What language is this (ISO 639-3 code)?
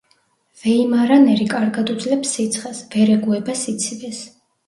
kat